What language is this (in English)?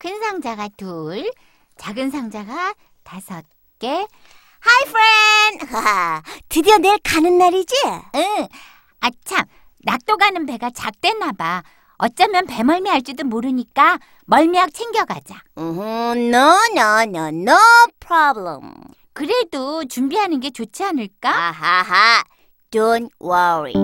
Korean